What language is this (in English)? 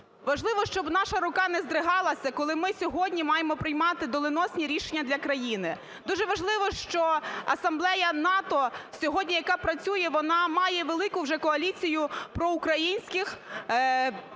Ukrainian